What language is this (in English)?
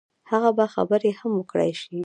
Pashto